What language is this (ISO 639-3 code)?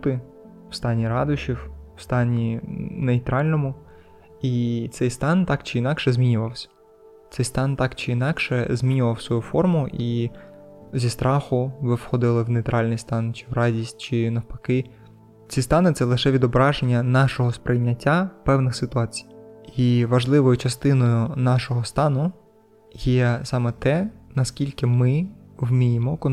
ukr